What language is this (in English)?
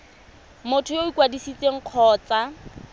Tswana